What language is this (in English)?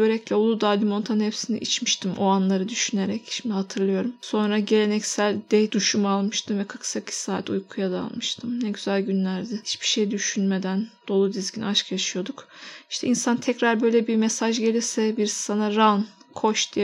Turkish